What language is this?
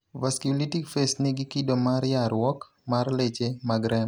Luo (Kenya and Tanzania)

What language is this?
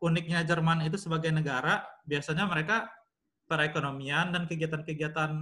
Indonesian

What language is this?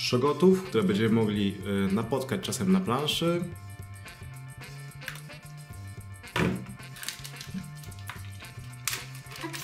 Polish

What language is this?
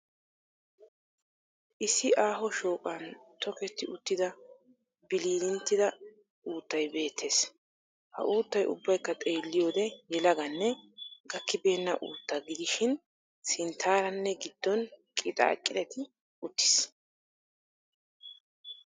Wolaytta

